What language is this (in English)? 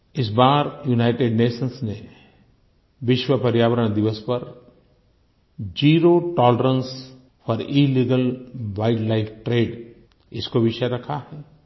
Hindi